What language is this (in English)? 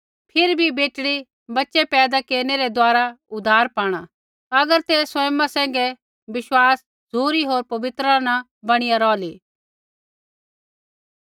Kullu Pahari